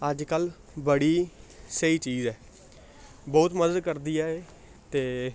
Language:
Dogri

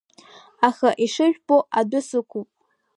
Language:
Abkhazian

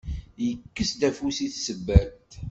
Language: Kabyle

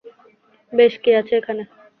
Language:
Bangla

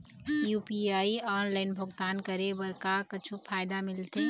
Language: Chhattisgarhi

